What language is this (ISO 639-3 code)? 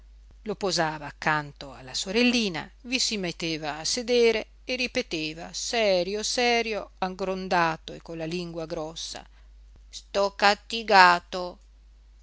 ita